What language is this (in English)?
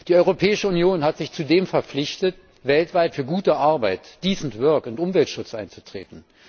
German